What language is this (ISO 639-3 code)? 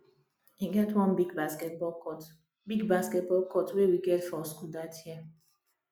pcm